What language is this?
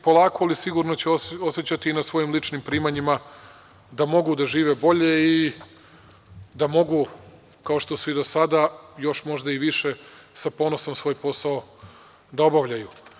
Serbian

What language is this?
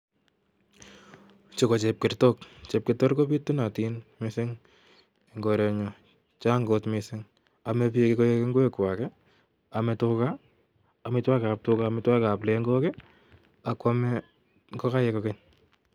Kalenjin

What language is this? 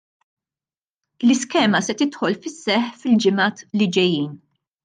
Maltese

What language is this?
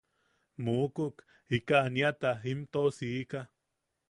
Yaqui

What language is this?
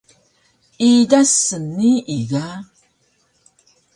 Taroko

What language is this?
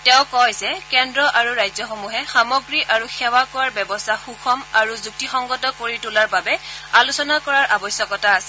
Assamese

